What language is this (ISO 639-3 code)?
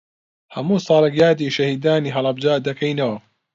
ckb